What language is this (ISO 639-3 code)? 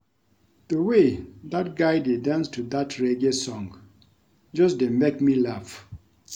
pcm